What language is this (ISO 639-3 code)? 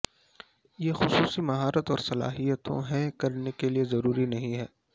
urd